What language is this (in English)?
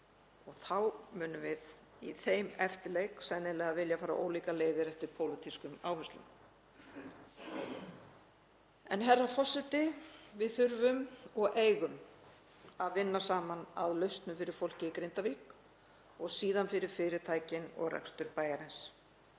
Icelandic